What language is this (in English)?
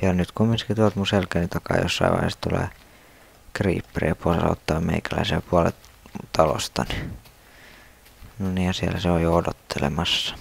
Finnish